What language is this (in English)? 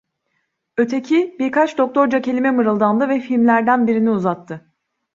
Turkish